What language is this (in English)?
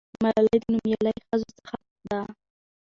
Pashto